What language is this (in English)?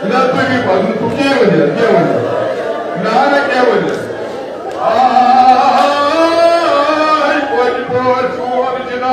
Arabic